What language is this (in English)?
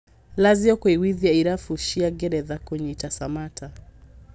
Kikuyu